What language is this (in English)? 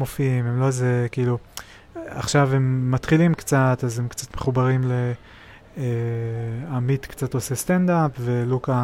Hebrew